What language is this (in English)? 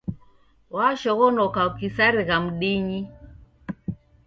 Taita